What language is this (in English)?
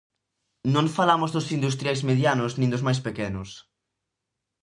Galician